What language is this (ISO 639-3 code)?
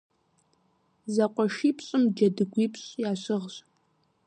kbd